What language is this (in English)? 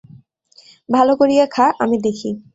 Bangla